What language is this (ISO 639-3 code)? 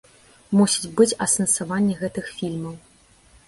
bel